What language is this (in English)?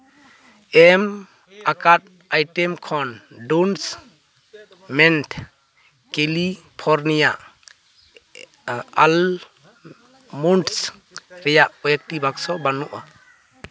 Santali